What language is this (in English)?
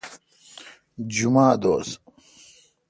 Kalkoti